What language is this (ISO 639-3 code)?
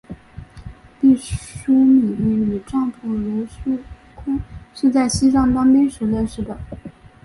zho